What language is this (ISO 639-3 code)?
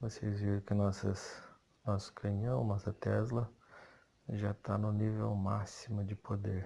por